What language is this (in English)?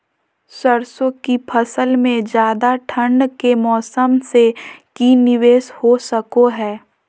Magahi